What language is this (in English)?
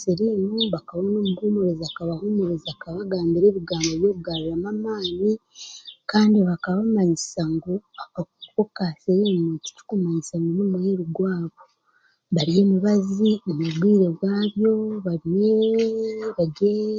Chiga